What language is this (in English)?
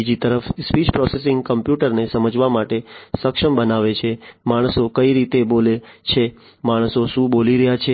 Gujarati